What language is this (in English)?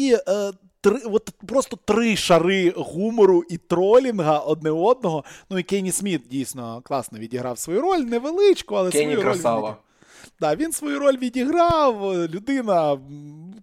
Ukrainian